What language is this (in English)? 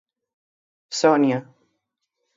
Galician